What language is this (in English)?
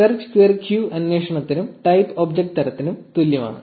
Malayalam